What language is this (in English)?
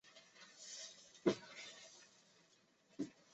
Chinese